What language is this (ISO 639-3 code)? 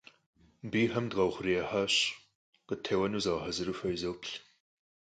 kbd